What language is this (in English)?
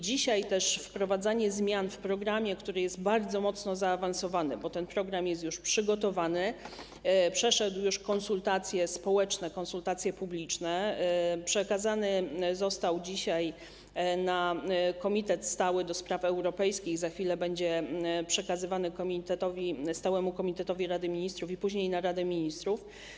Polish